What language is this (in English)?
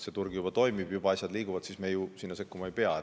Estonian